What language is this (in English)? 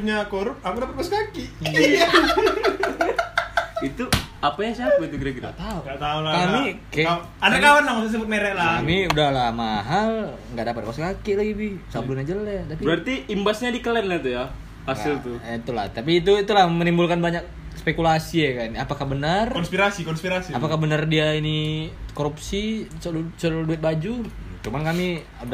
Indonesian